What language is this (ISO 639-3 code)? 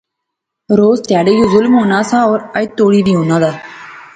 phr